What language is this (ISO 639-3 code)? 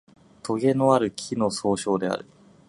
jpn